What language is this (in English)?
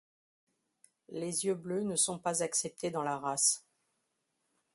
French